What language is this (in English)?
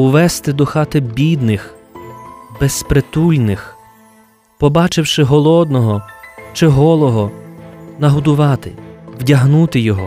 Ukrainian